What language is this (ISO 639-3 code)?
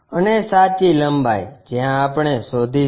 guj